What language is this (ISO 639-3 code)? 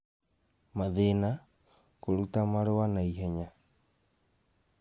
kik